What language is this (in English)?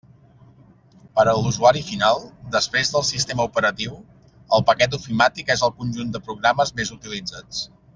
Catalan